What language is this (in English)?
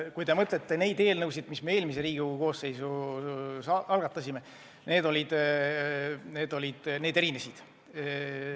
Estonian